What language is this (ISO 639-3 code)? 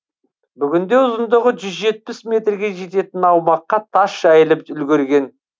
kaz